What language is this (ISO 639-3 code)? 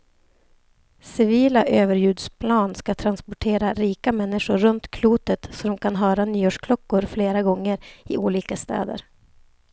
swe